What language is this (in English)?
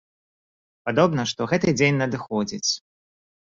Belarusian